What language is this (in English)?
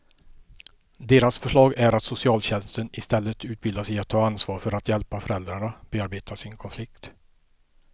Swedish